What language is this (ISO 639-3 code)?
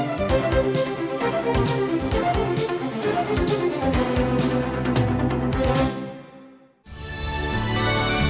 vie